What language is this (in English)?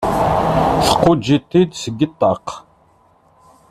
Kabyle